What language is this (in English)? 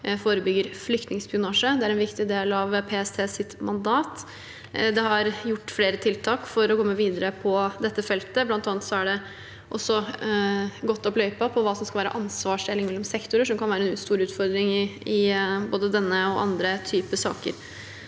Norwegian